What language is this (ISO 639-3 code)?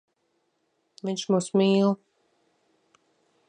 lav